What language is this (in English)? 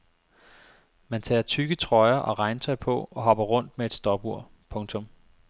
Danish